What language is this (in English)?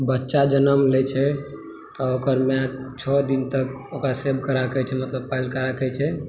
Maithili